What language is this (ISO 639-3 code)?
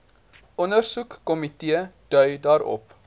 afr